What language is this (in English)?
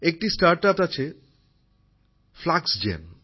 Bangla